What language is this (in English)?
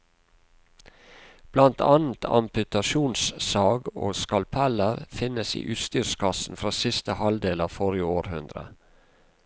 Norwegian